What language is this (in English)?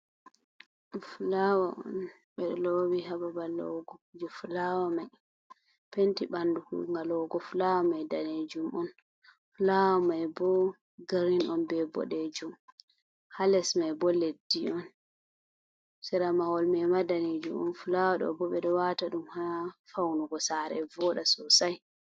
Fula